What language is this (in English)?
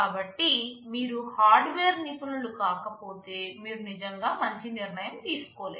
Telugu